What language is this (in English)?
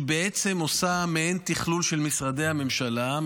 Hebrew